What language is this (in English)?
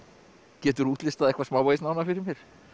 Icelandic